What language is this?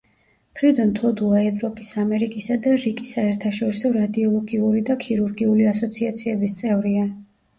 Georgian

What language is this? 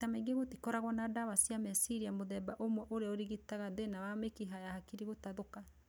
Kikuyu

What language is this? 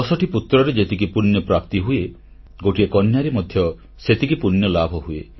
Odia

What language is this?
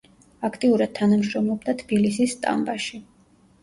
Georgian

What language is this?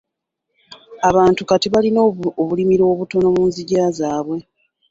Ganda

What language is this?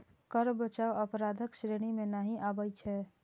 Maithili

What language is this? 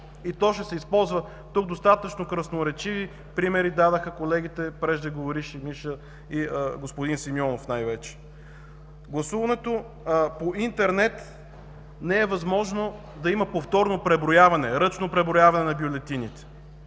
Bulgarian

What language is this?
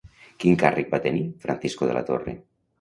Catalan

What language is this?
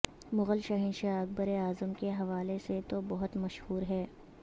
Urdu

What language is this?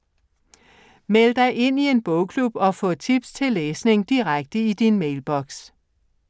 Danish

